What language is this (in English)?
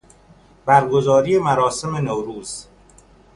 Persian